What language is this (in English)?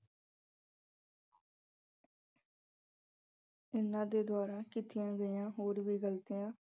Punjabi